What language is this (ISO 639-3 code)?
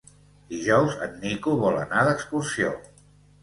cat